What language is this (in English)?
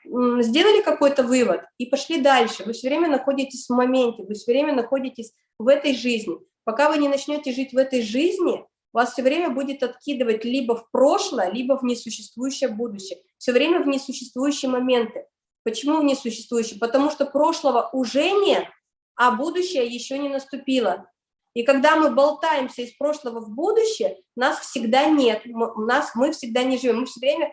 Russian